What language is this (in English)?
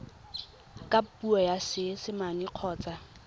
Tswana